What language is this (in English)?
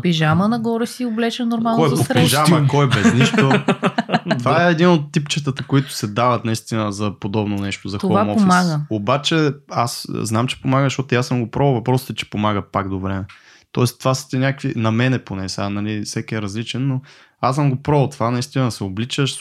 Bulgarian